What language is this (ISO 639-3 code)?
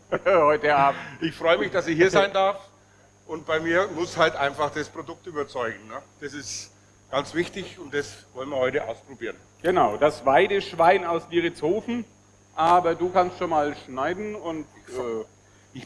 deu